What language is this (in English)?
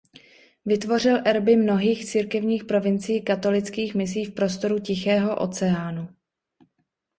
Czech